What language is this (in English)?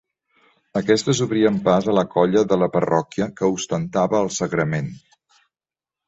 Catalan